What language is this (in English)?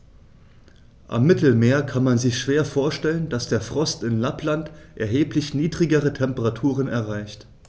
German